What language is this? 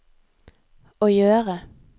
Norwegian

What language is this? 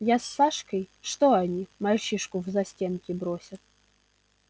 Russian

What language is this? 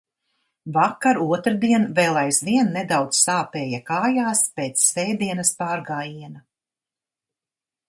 Latvian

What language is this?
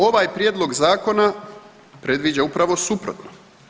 Croatian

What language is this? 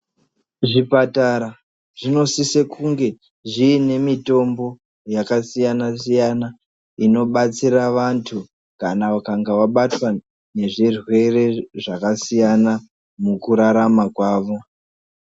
Ndau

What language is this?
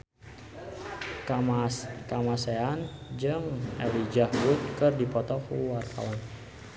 Sundanese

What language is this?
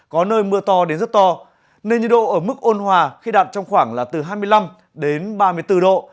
Vietnamese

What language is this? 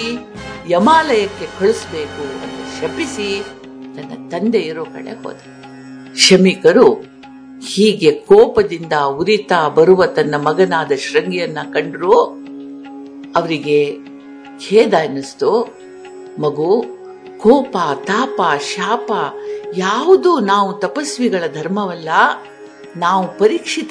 Kannada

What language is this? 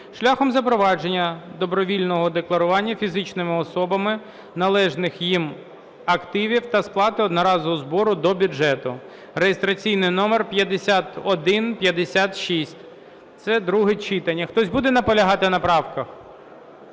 Ukrainian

